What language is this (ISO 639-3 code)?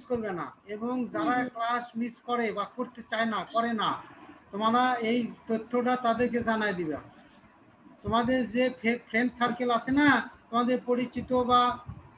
tur